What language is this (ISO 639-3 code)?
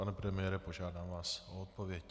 ces